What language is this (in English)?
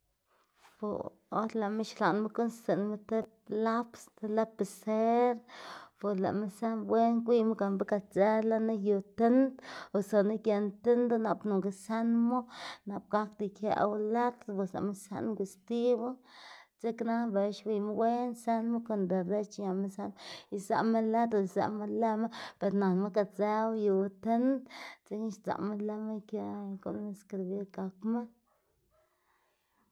Xanaguía Zapotec